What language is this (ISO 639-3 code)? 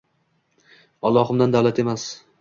uzb